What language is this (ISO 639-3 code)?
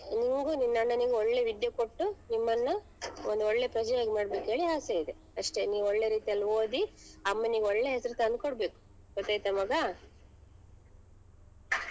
kan